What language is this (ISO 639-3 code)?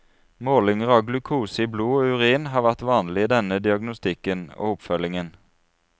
nor